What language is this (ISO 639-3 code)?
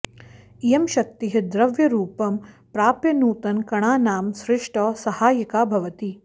san